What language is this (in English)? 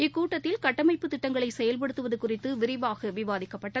Tamil